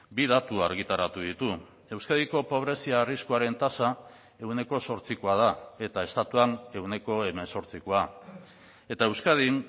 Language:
Basque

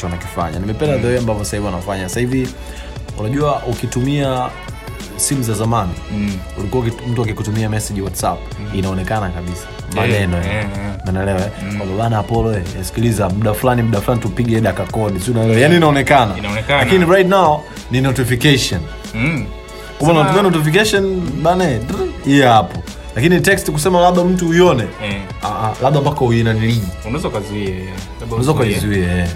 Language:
Swahili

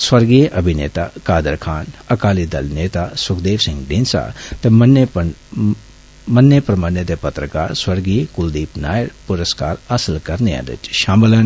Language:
Dogri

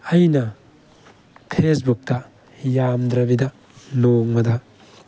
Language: Manipuri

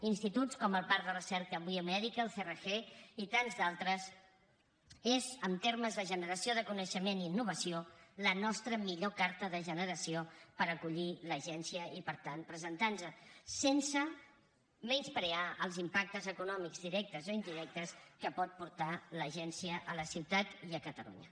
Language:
Catalan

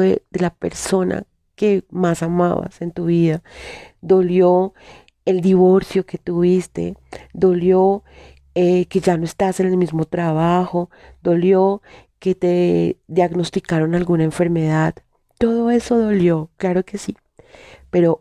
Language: Spanish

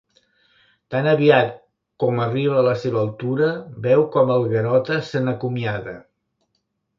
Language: Catalan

